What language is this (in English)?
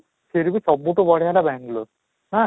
Odia